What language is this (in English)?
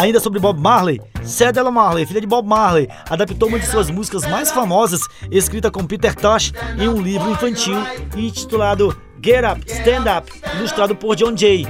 Portuguese